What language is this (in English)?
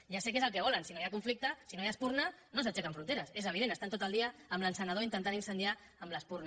Catalan